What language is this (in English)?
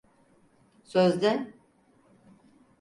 Turkish